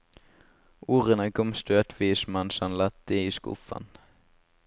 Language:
Norwegian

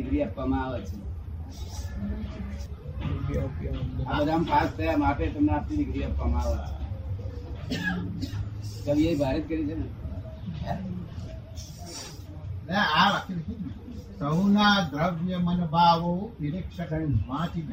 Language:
Gujarati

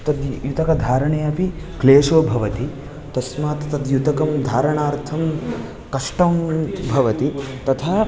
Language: Sanskrit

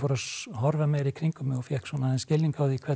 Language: Icelandic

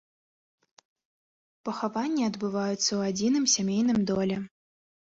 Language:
Belarusian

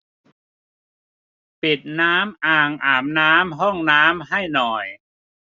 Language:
Thai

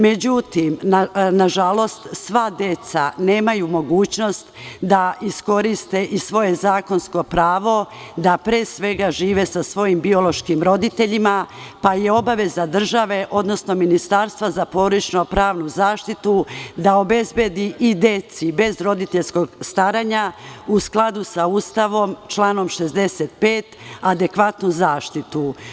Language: Serbian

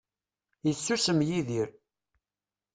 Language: Kabyle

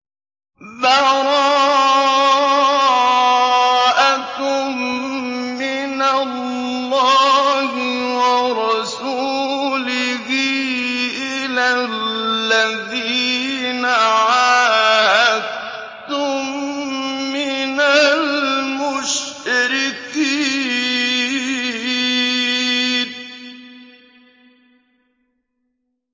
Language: Arabic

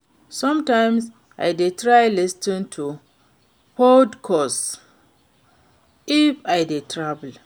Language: Nigerian Pidgin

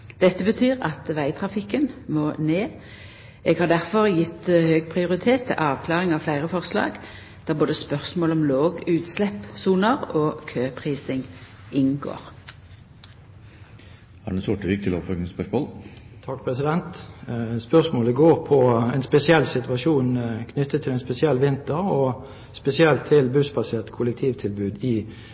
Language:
Norwegian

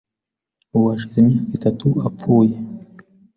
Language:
Kinyarwanda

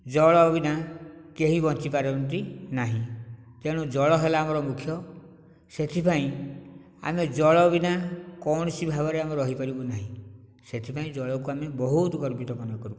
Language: Odia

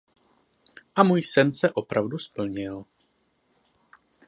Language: Czech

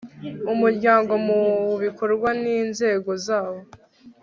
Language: Kinyarwanda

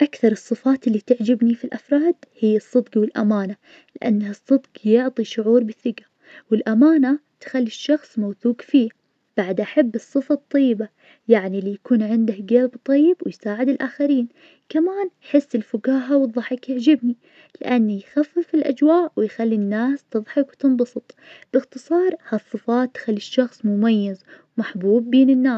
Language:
Najdi Arabic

